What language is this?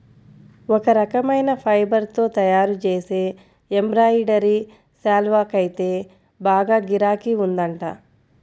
Telugu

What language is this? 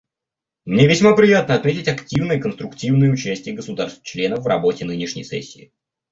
Russian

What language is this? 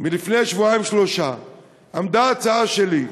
Hebrew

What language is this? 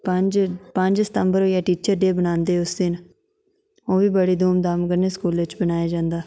Dogri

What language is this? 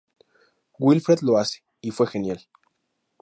Spanish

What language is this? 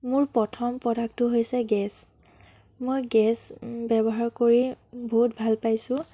Assamese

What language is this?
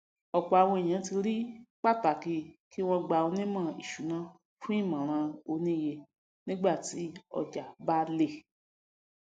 Yoruba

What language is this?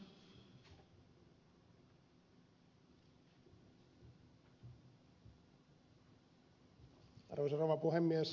Finnish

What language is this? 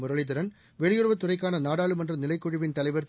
Tamil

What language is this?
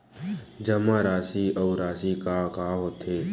Chhattisgarhi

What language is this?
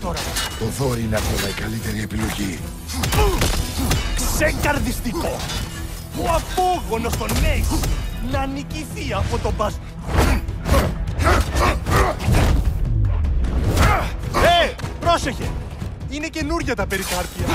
Greek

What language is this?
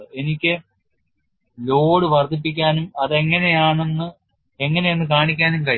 Malayalam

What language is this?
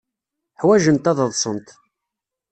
Kabyle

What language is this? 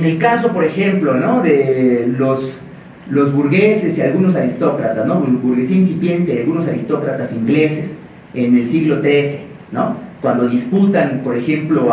Spanish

